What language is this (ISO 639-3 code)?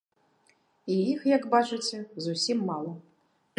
bel